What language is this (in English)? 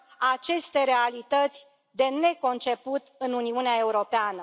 Romanian